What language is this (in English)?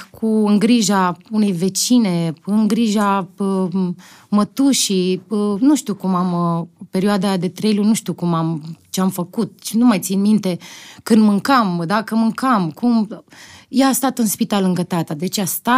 Romanian